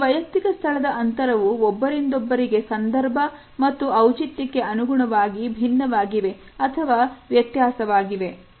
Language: Kannada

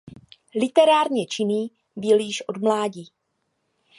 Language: Czech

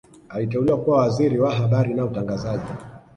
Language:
Swahili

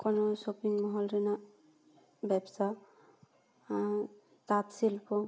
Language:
Santali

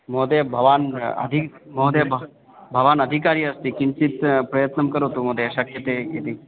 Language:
Sanskrit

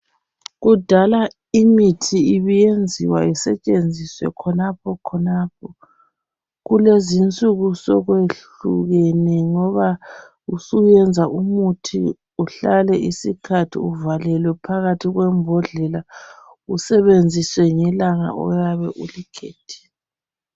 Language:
North Ndebele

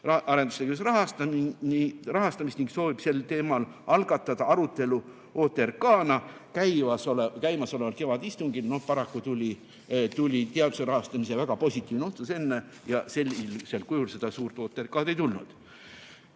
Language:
Estonian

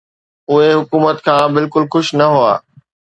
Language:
Sindhi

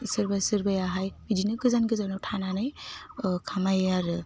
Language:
Bodo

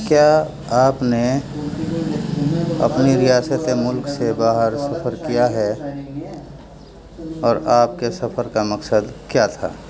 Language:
Urdu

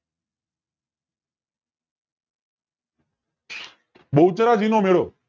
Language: Gujarati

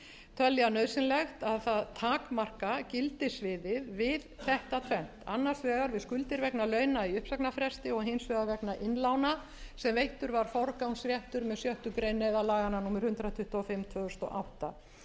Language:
Icelandic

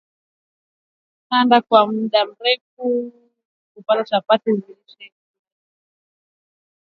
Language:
Swahili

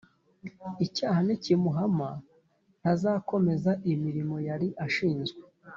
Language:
Kinyarwanda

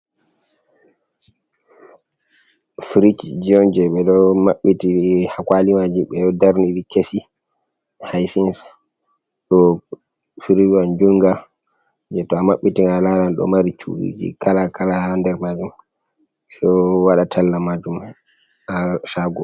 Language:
Fula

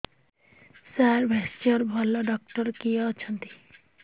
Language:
Odia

